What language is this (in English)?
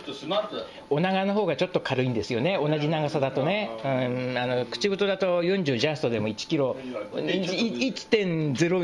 Japanese